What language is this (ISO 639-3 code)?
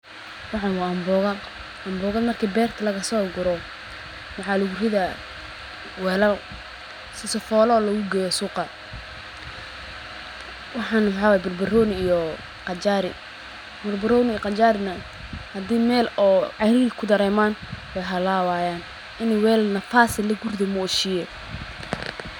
som